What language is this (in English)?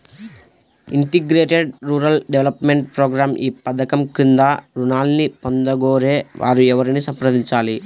Telugu